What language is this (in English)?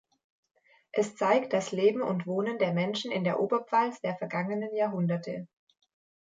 German